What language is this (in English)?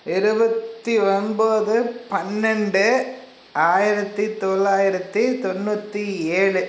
Tamil